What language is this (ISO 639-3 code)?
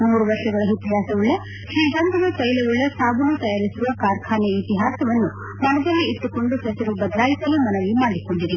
kan